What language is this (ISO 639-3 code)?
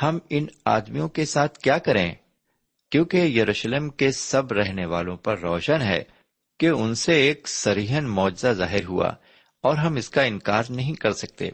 urd